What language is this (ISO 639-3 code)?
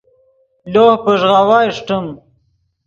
ydg